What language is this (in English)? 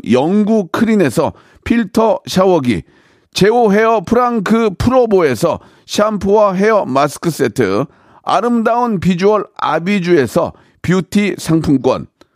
Korean